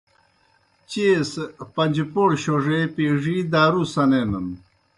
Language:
Kohistani Shina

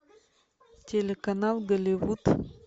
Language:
Russian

